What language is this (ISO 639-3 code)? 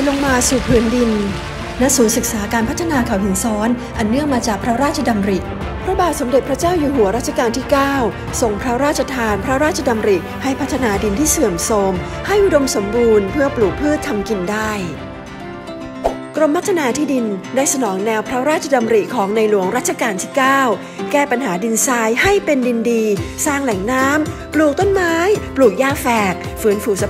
tha